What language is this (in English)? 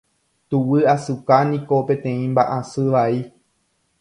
Guarani